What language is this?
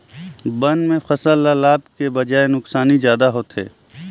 Chhattisgarhi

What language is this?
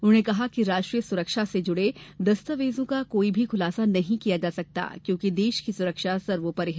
Hindi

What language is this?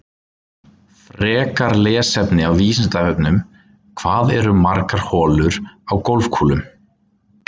Icelandic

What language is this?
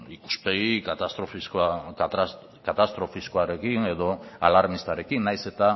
Basque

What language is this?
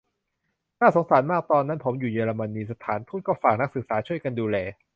Thai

